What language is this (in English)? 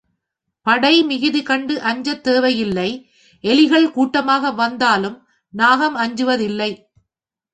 Tamil